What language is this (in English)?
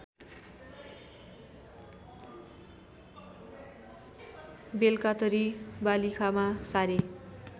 Nepali